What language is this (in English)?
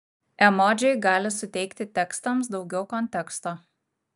Lithuanian